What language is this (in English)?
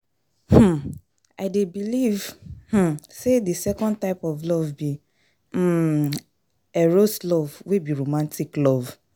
Nigerian Pidgin